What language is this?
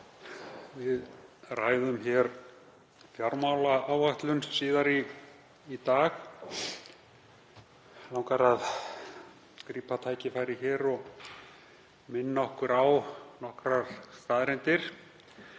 Icelandic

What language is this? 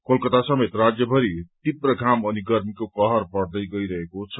Nepali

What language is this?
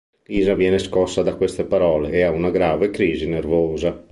Italian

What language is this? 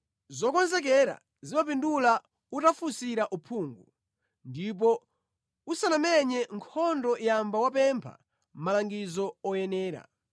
Nyanja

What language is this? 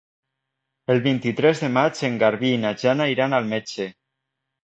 Catalan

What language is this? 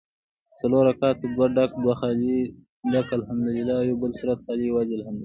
Pashto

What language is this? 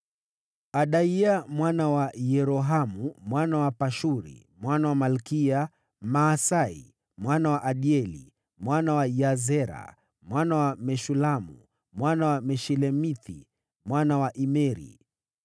Swahili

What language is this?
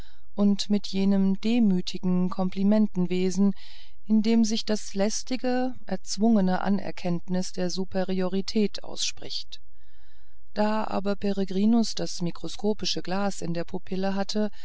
German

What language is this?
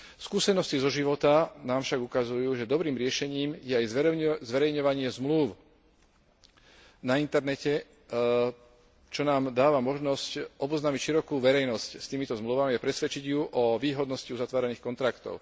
Slovak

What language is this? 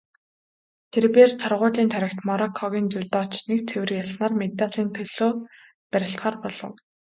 Mongolian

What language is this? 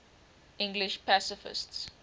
English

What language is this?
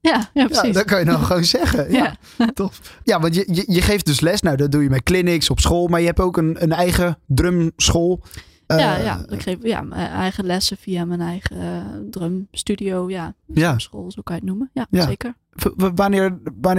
Dutch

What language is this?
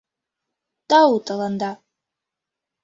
Mari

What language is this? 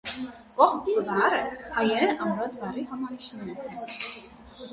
Armenian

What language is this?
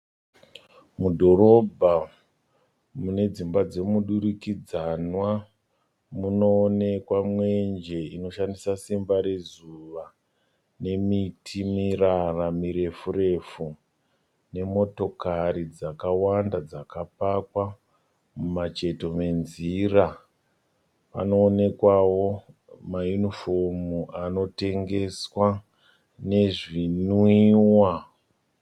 Shona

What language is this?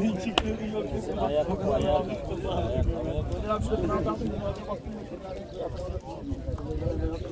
Turkish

